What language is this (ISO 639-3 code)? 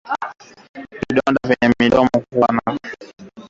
swa